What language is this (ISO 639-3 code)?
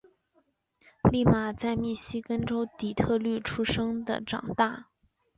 zho